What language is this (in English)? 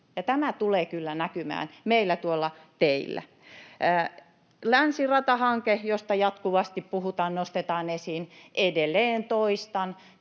Finnish